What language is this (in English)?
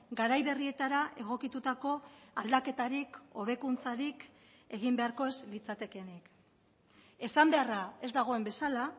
Basque